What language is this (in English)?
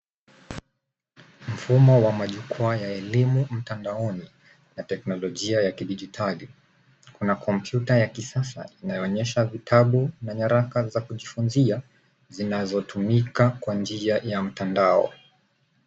Swahili